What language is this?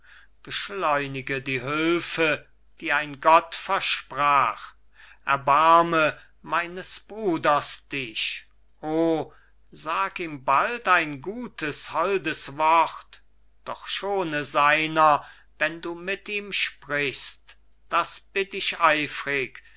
German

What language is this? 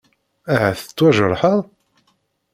Kabyle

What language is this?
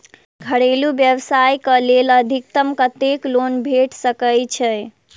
Maithili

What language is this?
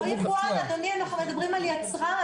Hebrew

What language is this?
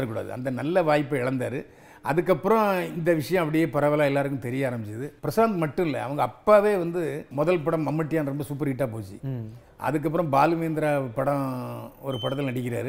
Tamil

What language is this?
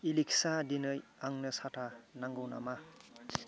Bodo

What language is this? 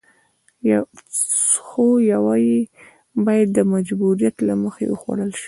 Pashto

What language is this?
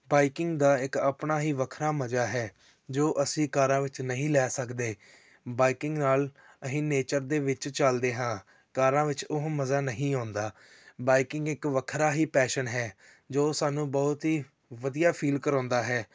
Punjabi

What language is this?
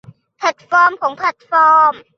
Thai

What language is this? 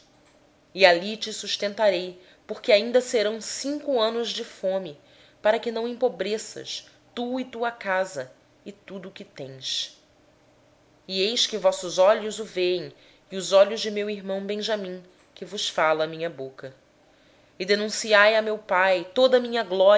Portuguese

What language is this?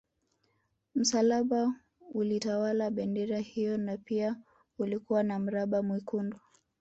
Swahili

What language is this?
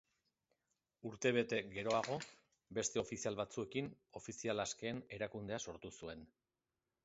Basque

